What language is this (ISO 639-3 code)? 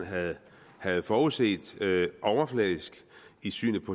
dan